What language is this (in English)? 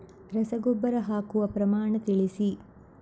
Kannada